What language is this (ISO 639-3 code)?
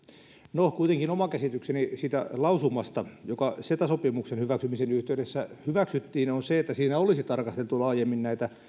fin